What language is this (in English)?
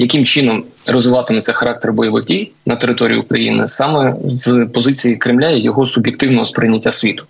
Ukrainian